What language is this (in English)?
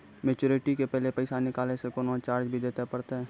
Maithili